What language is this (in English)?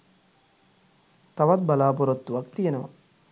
Sinhala